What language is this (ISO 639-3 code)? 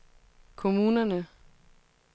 dan